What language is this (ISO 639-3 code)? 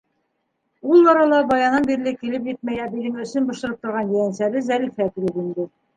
bak